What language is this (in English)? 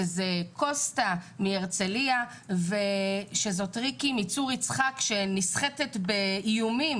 Hebrew